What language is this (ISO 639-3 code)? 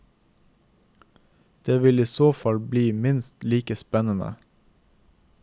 nor